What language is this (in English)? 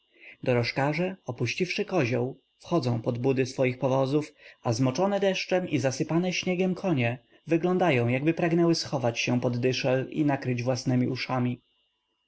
Polish